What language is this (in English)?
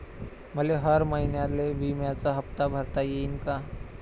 Marathi